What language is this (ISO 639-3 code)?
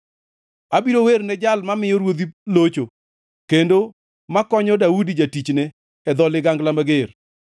luo